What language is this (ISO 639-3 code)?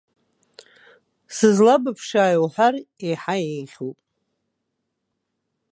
abk